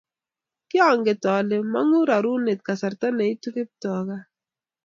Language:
Kalenjin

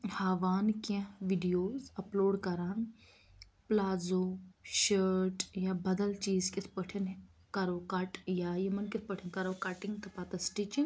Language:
Kashmiri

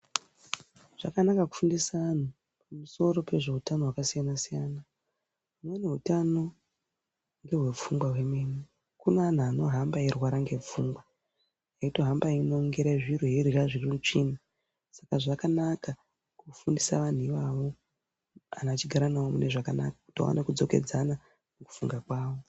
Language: Ndau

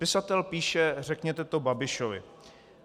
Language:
Czech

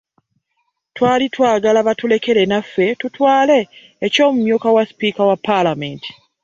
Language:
Ganda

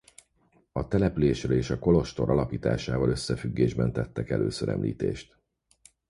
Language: Hungarian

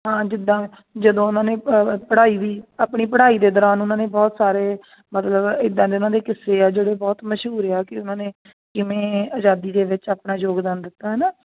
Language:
Punjabi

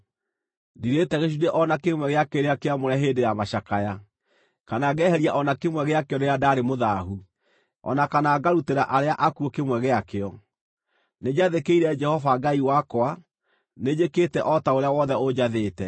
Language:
Kikuyu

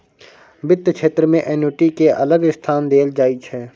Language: Maithili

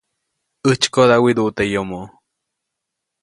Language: Copainalá Zoque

